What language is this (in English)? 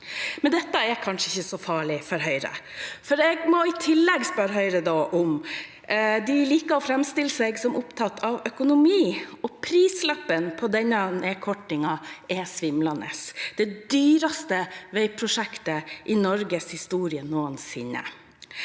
Norwegian